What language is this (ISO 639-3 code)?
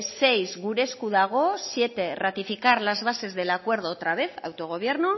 spa